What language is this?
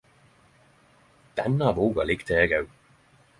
Norwegian Nynorsk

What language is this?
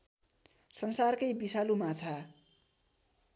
Nepali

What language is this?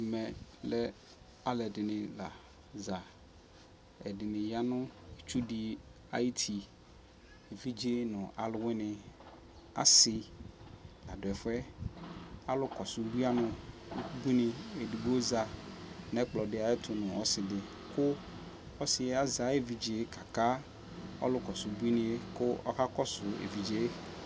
Ikposo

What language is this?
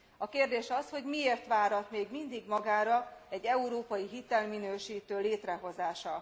Hungarian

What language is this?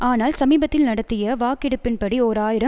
Tamil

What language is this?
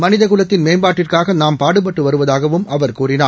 Tamil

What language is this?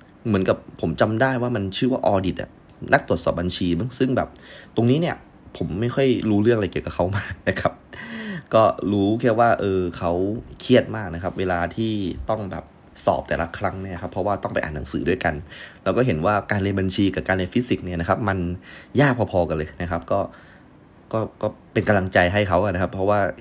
Thai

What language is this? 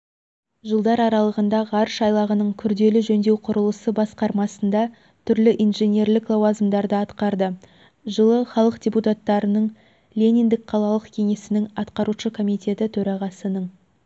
Kazakh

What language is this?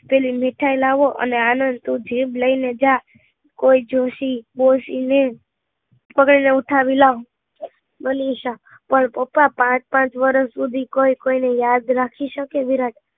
Gujarati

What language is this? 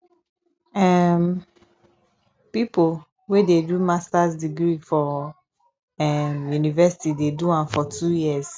Nigerian Pidgin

